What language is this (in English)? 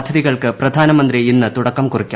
Malayalam